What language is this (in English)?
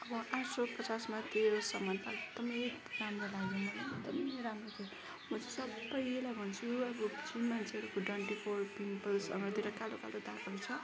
Nepali